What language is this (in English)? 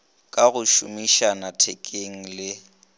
Northern Sotho